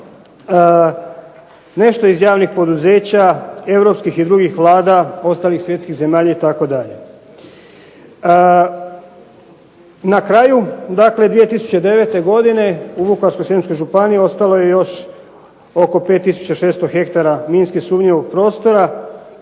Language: Croatian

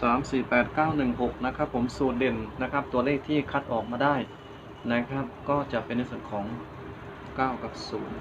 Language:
Thai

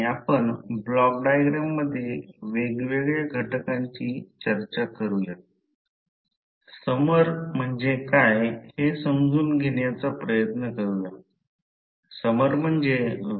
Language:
Marathi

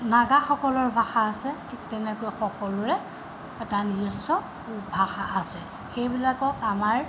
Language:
Assamese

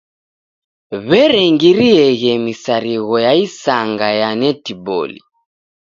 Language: Taita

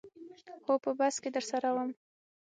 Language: Pashto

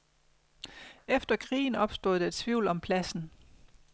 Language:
Danish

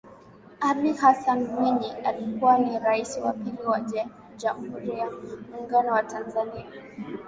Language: Swahili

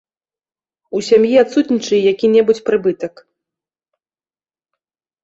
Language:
Belarusian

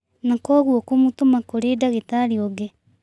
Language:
Kikuyu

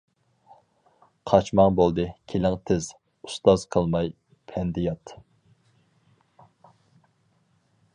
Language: Uyghur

